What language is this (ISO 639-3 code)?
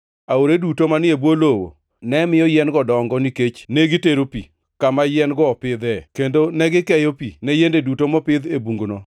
luo